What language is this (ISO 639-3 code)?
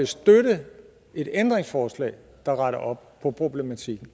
dan